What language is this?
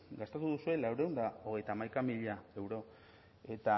Basque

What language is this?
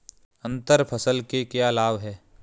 Hindi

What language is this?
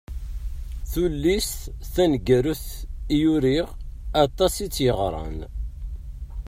Kabyle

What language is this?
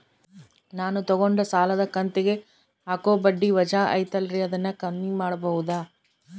Kannada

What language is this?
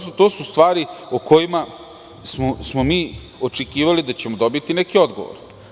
Serbian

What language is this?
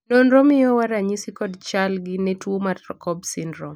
Luo (Kenya and Tanzania)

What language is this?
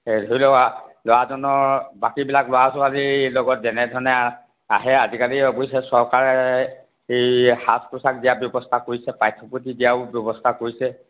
Assamese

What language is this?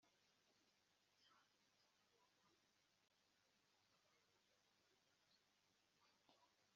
Kinyarwanda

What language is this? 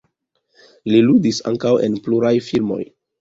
Esperanto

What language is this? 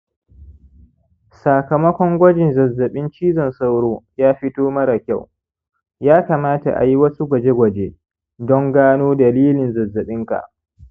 Hausa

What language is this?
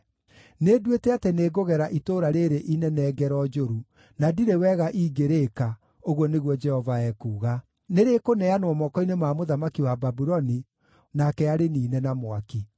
Kikuyu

